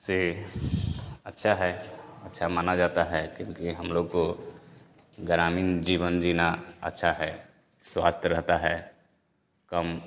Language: Hindi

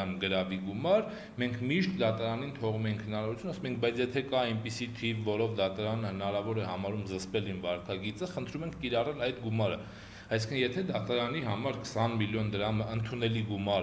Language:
Romanian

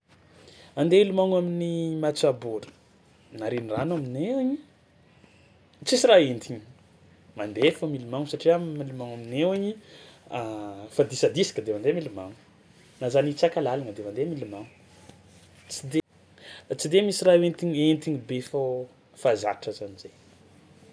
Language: Tsimihety Malagasy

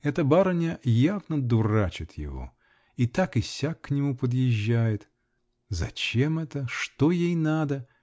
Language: Russian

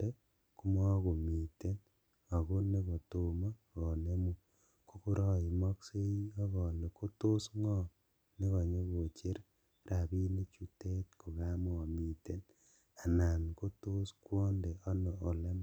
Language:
Kalenjin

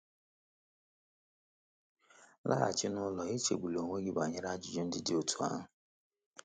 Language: Igbo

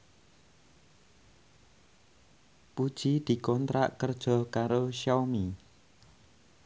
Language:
Javanese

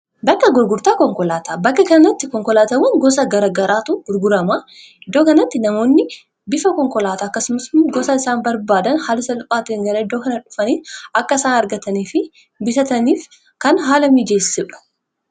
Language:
Oromo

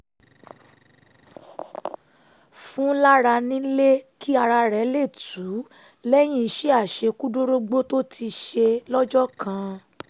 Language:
Yoruba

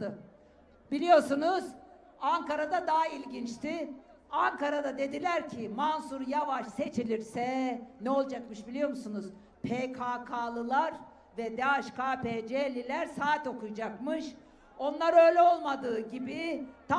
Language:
Turkish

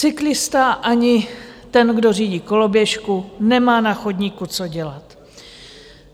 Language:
Czech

